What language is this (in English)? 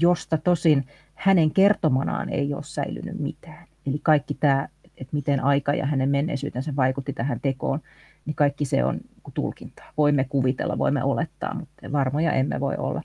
Finnish